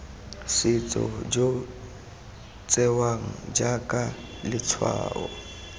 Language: Tswana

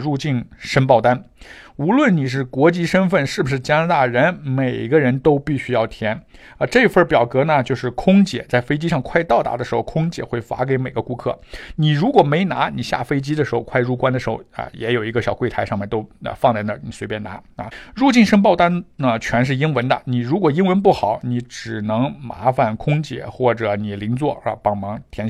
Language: Chinese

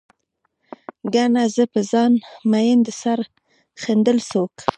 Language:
Pashto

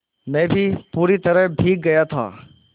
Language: Hindi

